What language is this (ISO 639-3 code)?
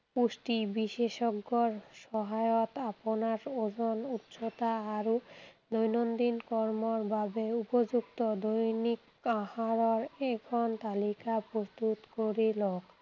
asm